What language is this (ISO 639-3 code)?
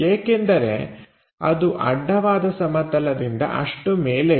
kan